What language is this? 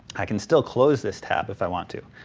English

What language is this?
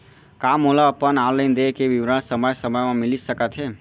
Chhattisgarhi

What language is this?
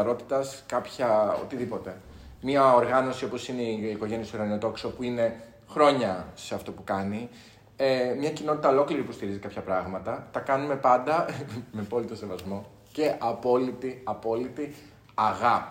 Greek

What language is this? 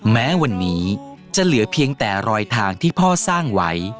Thai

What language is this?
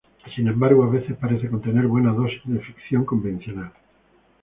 Spanish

